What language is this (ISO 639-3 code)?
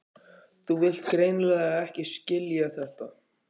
isl